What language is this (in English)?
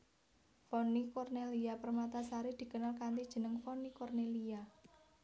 Javanese